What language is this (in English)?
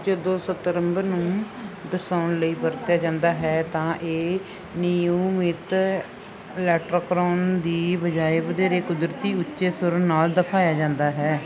Punjabi